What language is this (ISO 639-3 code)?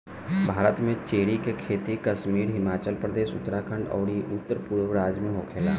bho